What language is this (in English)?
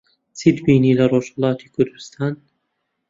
Central Kurdish